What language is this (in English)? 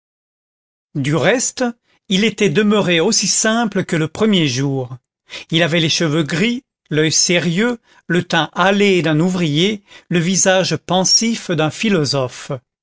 French